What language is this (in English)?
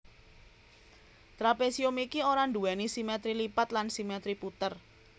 Javanese